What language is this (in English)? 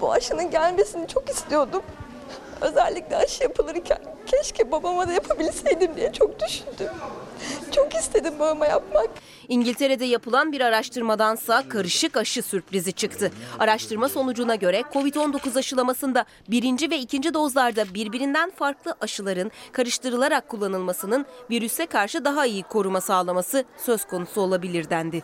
Turkish